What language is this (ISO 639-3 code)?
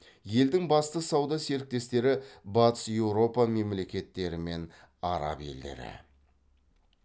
kaz